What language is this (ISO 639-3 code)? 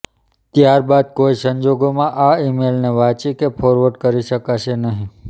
guj